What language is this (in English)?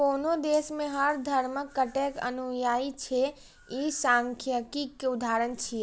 Maithili